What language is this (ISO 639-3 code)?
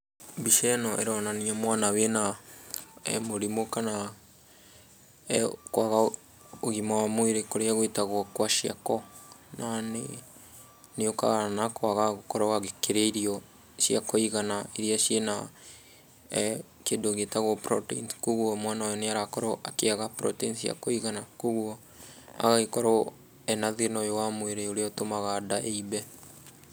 kik